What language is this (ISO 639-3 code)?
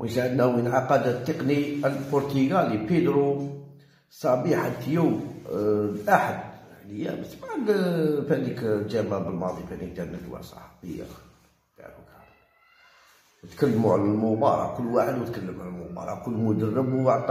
ara